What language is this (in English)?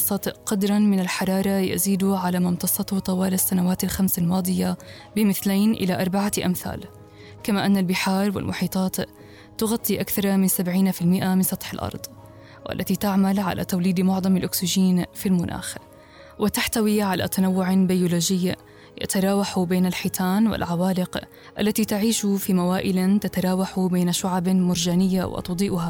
Arabic